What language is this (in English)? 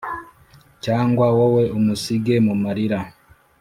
Kinyarwanda